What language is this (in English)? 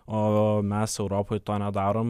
Lithuanian